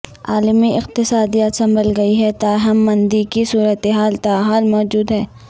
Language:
Urdu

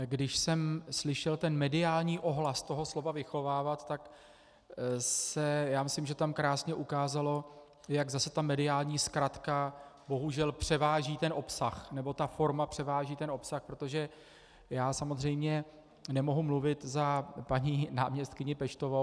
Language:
Czech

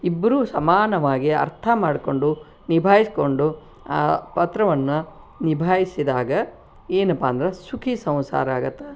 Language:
Kannada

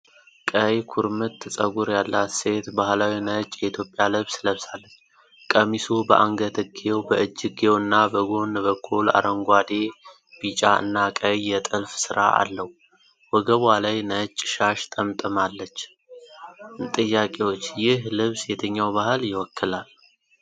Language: Amharic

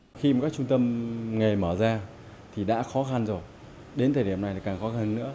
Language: Vietnamese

